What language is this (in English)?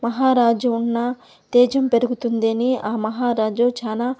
Telugu